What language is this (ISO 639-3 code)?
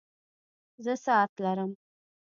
pus